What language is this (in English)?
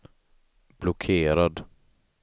Swedish